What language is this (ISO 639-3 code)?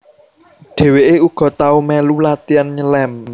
jav